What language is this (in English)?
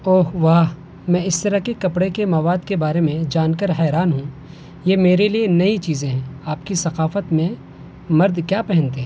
Urdu